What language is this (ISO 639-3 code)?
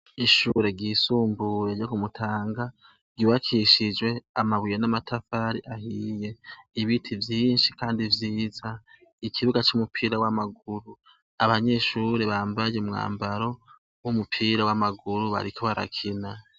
run